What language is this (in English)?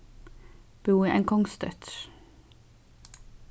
Faroese